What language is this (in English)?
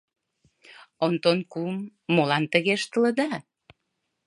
Mari